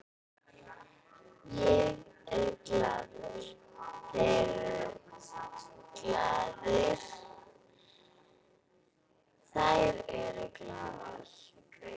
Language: Icelandic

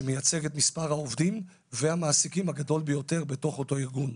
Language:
Hebrew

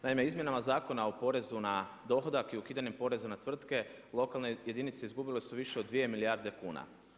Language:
Croatian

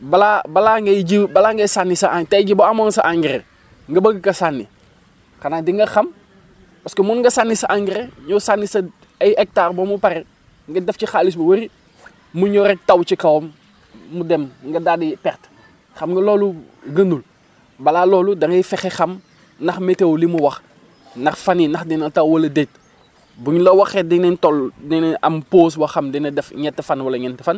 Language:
Wolof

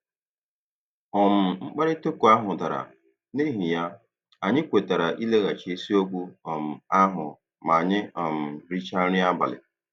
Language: Igbo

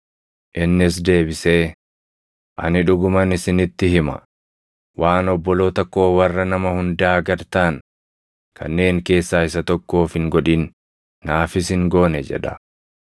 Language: Oromo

